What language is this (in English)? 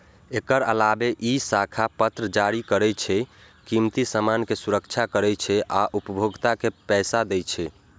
Maithili